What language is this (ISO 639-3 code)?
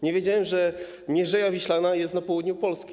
pol